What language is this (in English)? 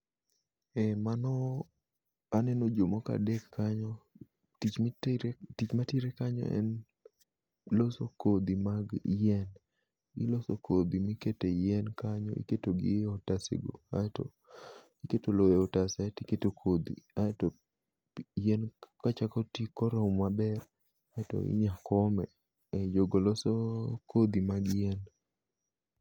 Luo (Kenya and Tanzania)